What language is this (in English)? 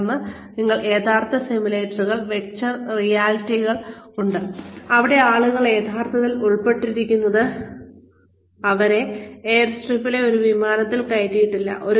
Malayalam